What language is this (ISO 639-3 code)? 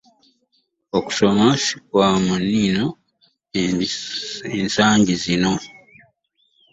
lug